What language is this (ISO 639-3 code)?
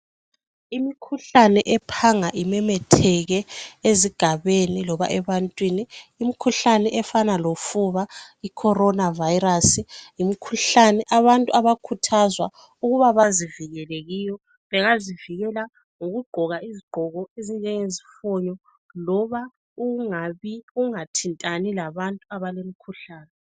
nde